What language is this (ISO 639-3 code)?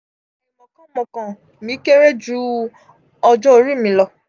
yor